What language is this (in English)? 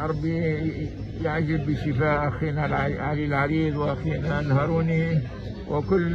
Arabic